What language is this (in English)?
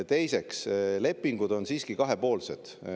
Estonian